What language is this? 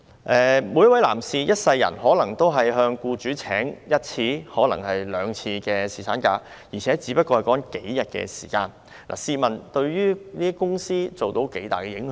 Cantonese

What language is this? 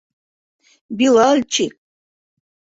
Bashkir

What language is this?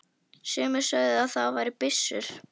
Icelandic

